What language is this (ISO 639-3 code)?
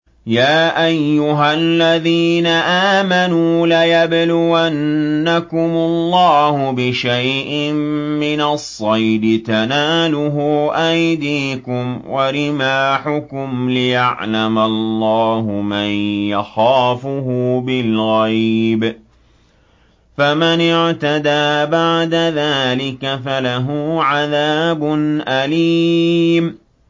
ara